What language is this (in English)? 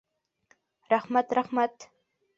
Bashkir